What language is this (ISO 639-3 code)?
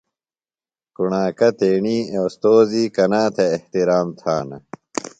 phl